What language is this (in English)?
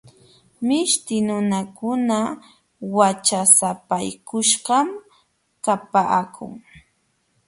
Jauja Wanca Quechua